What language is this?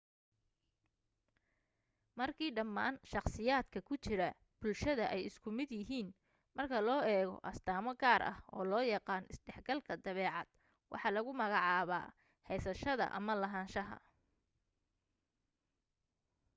Somali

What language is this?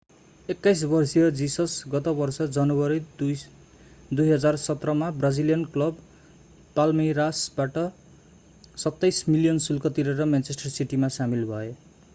Nepali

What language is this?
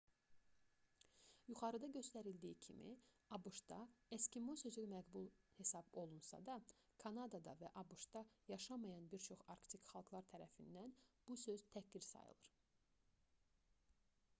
Azerbaijani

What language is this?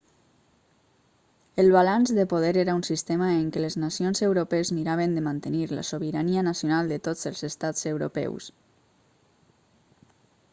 Catalan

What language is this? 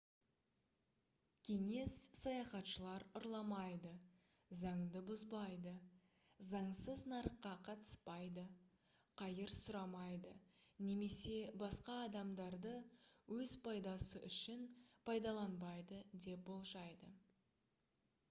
Kazakh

